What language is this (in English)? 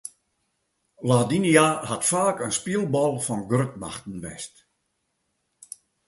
Western Frisian